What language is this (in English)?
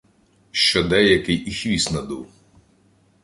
Ukrainian